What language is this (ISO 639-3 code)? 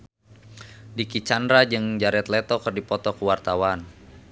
sun